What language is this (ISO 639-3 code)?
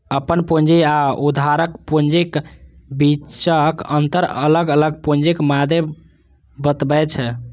mai